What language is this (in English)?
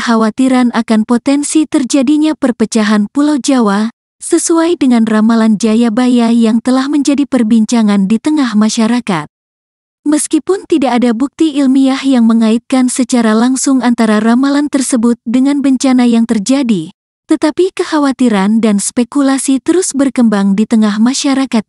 Indonesian